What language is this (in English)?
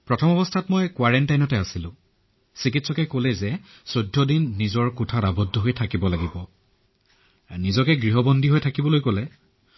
Assamese